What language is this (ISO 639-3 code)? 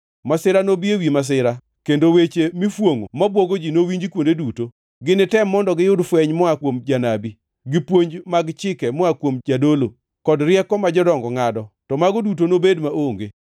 luo